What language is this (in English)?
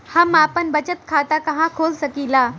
Bhojpuri